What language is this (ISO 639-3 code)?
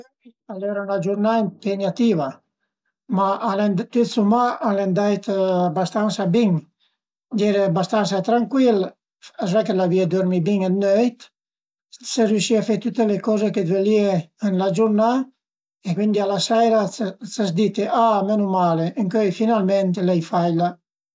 pms